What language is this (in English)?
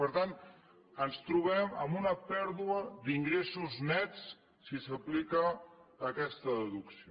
Catalan